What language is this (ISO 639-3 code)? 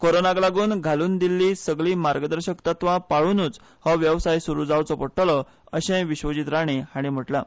kok